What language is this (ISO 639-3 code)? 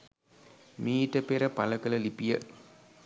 sin